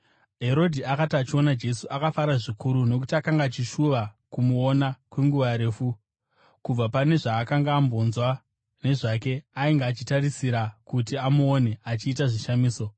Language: Shona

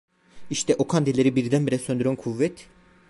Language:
Turkish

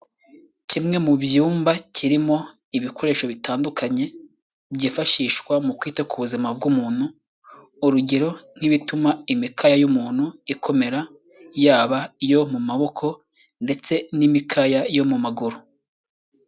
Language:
Kinyarwanda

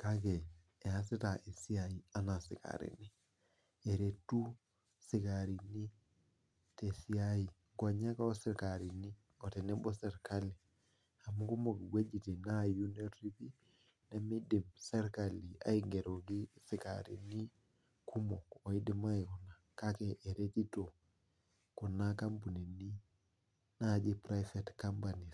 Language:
Masai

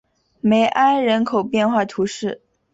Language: Chinese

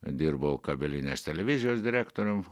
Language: Lithuanian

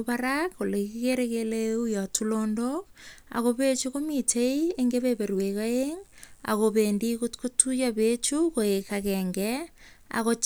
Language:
Kalenjin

